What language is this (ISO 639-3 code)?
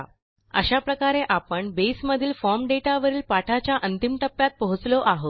mar